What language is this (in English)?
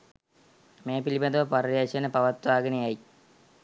Sinhala